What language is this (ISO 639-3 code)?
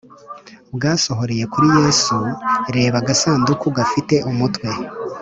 kin